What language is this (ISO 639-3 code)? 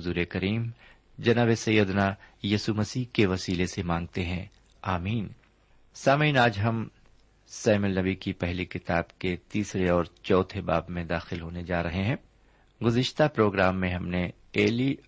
urd